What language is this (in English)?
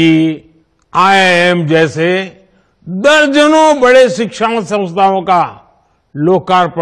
Hindi